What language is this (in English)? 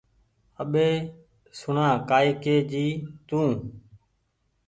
Goaria